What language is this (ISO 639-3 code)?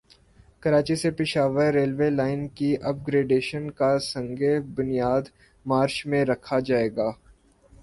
urd